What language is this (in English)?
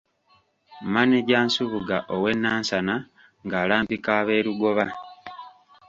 Ganda